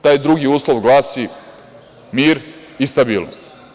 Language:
Serbian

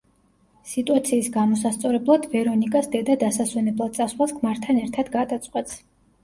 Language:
Georgian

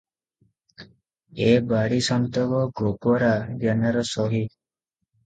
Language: Odia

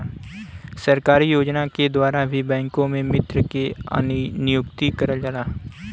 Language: Bhojpuri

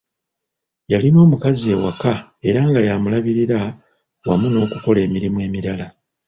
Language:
Ganda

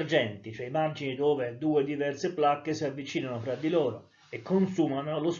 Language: Italian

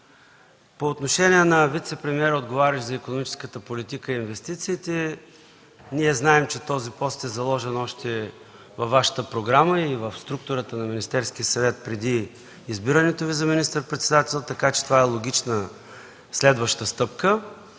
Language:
Bulgarian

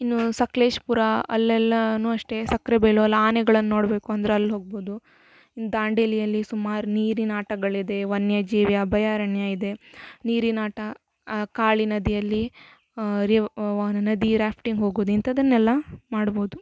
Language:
Kannada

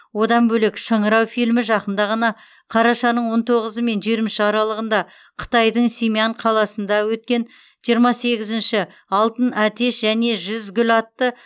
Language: Kazakh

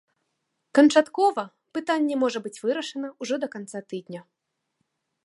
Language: Belarusian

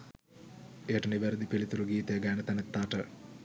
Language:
Sinhala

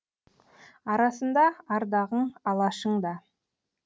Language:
Kazakh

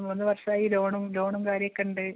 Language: Malayalam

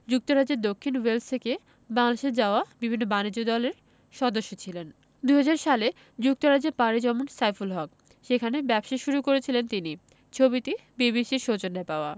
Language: Bangla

